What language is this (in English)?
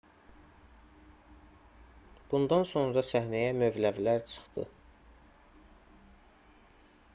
Azerbaijani